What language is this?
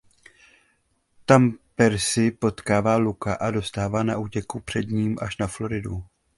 Czech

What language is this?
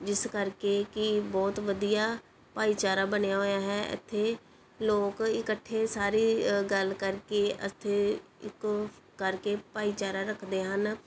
Punjabi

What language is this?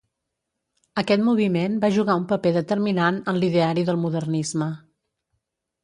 Catalan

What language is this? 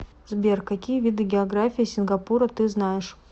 Russian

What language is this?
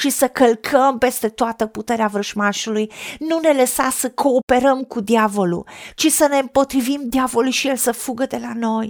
Romanian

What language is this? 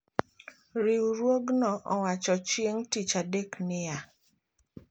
Luo (Kenya and Tanzania)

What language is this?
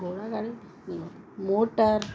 Sindhi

